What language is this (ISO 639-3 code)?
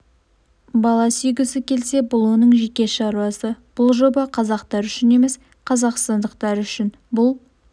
kaz